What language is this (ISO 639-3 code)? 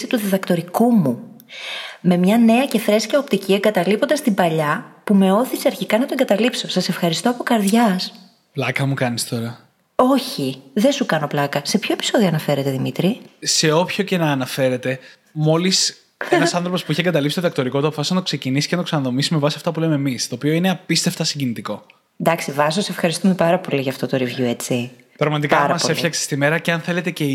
ell